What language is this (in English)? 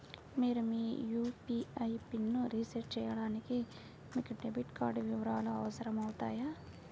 Telugu